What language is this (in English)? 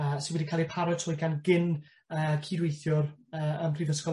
Welsh